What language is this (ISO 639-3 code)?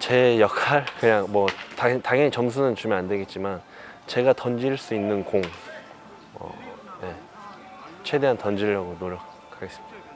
kor